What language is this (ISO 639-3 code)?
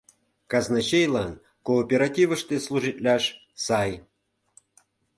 chm